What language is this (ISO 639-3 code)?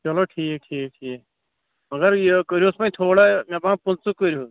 kas